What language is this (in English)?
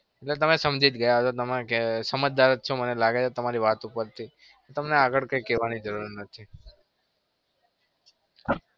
Gujarati